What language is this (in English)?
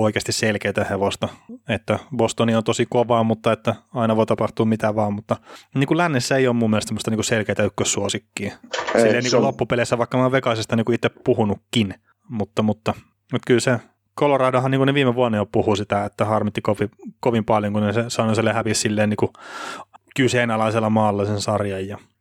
Finnish